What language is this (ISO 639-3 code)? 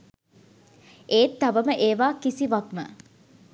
sin